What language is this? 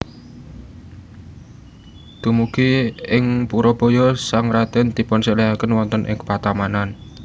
Javanese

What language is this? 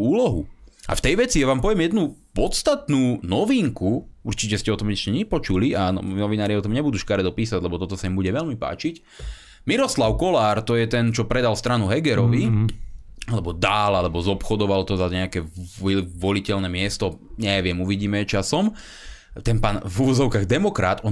Slovak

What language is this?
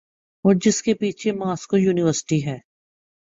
Urdu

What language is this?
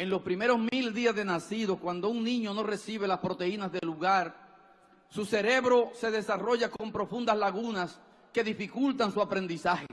Spanish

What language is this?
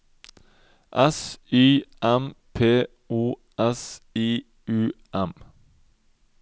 Norwegian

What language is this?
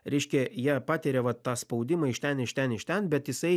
Lithuanian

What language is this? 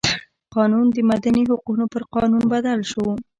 Pashto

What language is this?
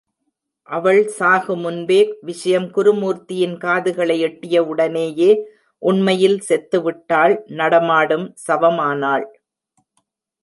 Tamil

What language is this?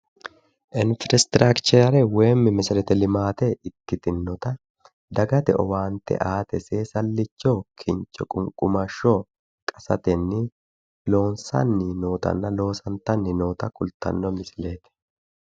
Sidamo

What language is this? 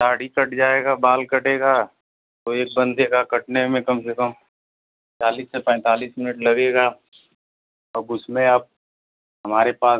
Hindi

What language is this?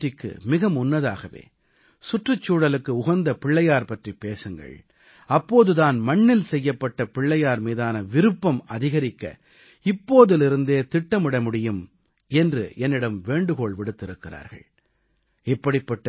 Tamil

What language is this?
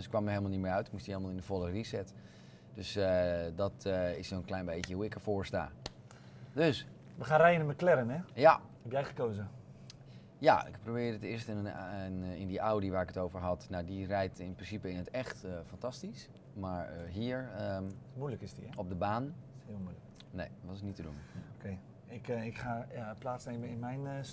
Dutch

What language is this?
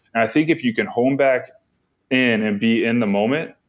English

